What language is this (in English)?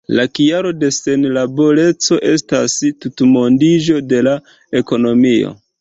Esperanto